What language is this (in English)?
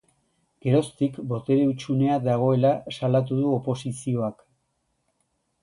Basque